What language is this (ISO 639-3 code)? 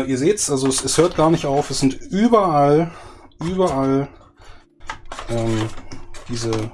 deu